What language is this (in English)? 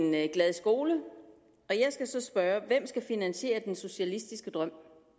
Danish